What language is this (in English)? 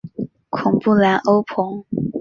Chinese